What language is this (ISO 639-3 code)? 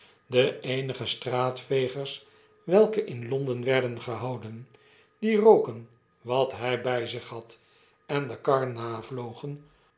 nld